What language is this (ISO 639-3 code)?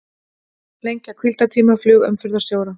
isl